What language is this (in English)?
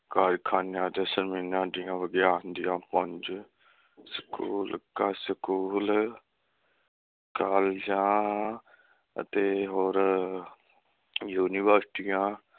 Punjabi